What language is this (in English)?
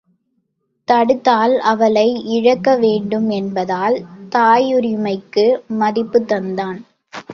Tamil